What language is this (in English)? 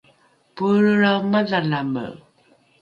Rukai